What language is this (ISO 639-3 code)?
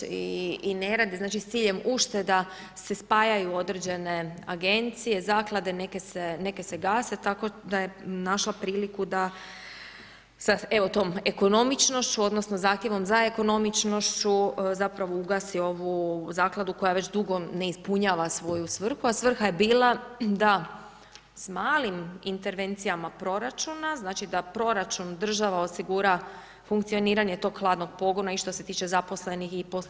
hrv